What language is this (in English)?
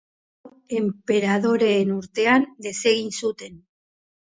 Basque